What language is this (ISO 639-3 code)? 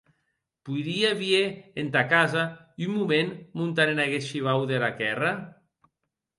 oci